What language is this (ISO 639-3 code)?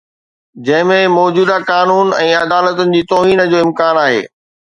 snd